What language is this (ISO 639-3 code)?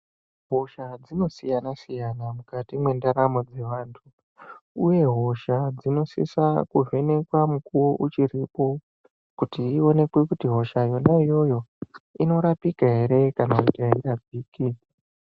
ndc